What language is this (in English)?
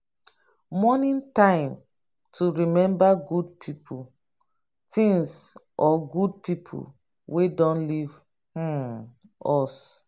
Nigerian Pidgin